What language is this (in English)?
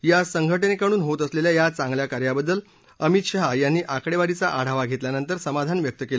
Marathi